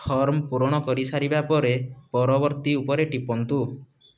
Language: Odia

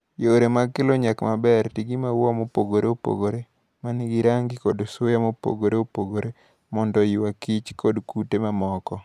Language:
Luo (Kenya and Tanzania)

